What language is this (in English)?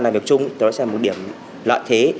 Vietnamese